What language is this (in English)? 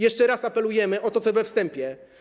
Polish